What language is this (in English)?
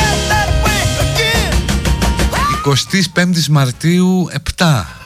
Greek